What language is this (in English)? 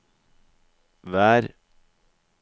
Norwegian